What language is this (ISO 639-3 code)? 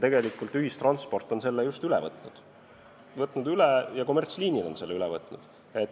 est